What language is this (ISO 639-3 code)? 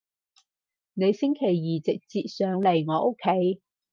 yue